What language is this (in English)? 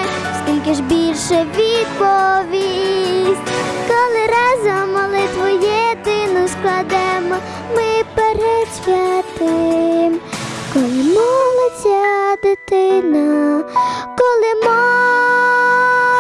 Ukrainian